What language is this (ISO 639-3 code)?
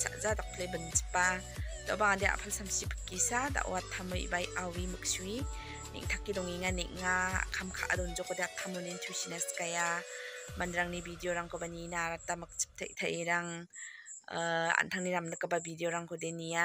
ind